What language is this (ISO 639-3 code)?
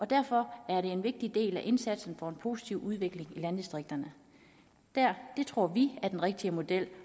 dan